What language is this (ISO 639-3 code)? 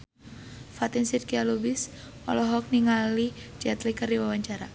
sun